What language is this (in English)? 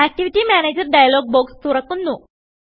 Malayalam